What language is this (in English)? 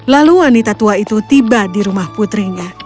Indonesian